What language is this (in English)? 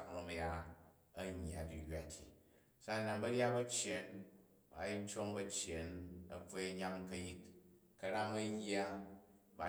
Jju